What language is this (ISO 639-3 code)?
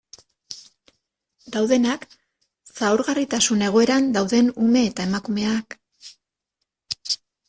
eus